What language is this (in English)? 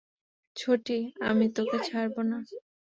Bangla